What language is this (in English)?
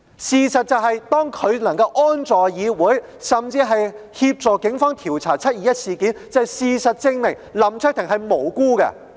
Cantonese